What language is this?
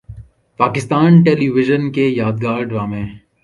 Urdu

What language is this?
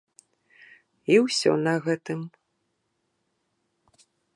Belarusian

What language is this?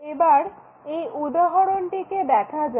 Bangla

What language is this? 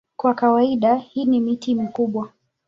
Swahili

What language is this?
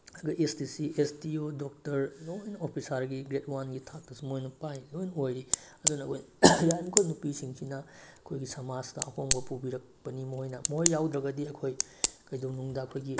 Manipuri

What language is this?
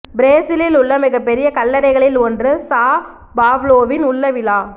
Tamil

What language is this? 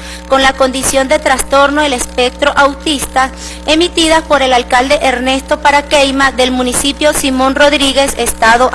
Spanish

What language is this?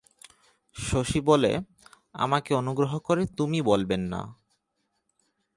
Bangla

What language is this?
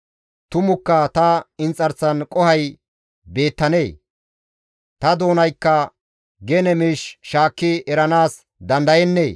Gamo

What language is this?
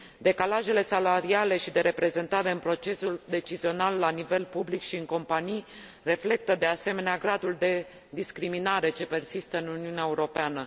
Romanian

